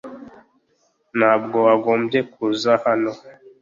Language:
Kinyarwanda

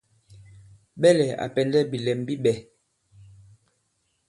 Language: Bankon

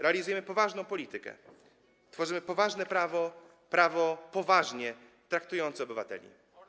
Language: Polish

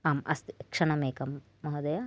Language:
Sanskrit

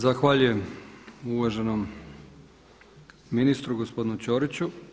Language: Croatian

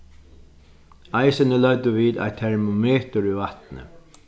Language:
Faroese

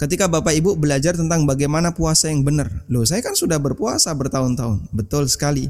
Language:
Indonesian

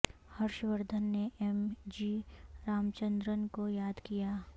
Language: Urdu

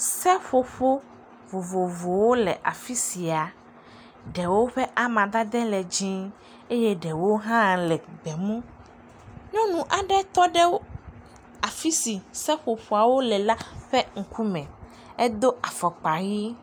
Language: Ewe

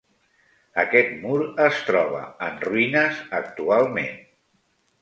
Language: Catalan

